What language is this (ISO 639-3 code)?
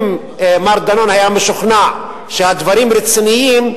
heb